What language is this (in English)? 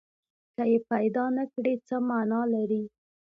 Pashto